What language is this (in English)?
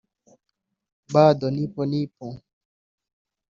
Kinyarwanda